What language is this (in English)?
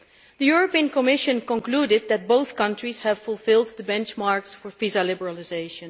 English